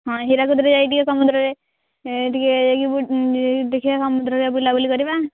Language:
Odia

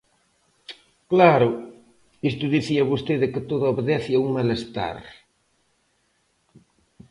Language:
Galician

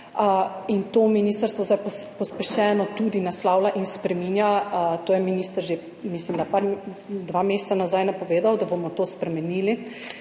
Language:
Slovenian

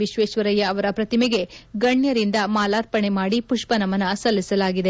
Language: Kannada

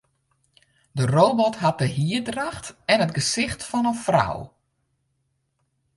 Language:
Western Frisian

